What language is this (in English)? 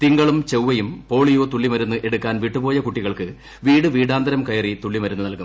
Malayalam